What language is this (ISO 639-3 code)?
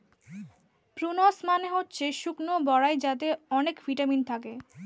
ben